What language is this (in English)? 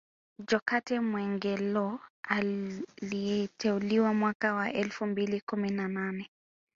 Swahili